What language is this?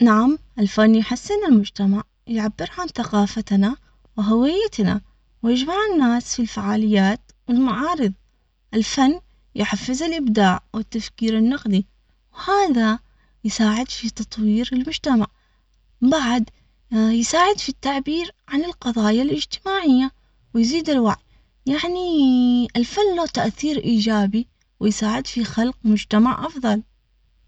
Omani Arabic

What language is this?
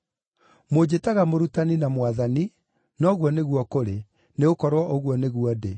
Kikuyu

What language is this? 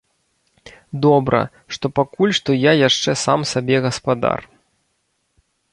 Belarusian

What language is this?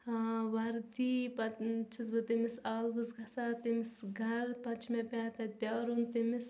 Kashmiri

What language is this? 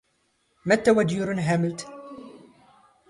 Standard Moroccan Tamazight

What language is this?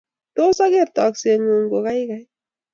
Kalenjin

